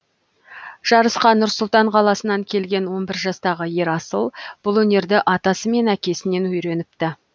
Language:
Kazakh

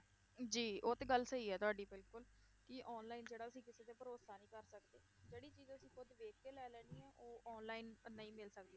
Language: Punjabi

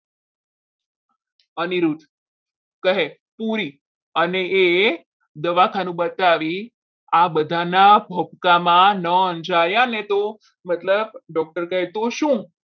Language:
Gujarati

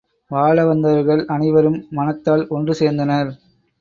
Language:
Tamil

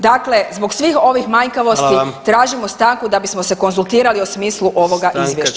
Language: Croatian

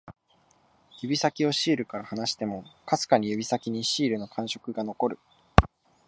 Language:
Japanese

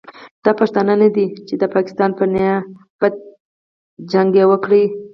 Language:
Pashto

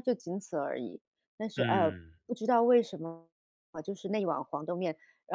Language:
Chinese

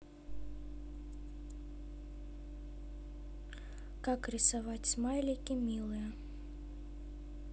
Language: Russian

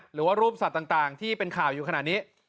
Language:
Thai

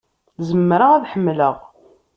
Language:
Kabyle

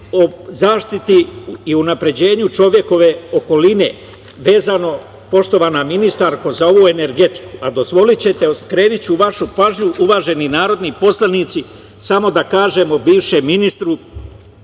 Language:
Serbian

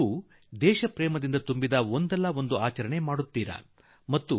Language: Kannada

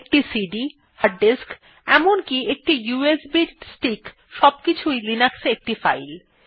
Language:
Bangla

